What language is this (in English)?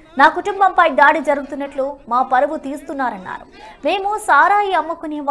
Romanian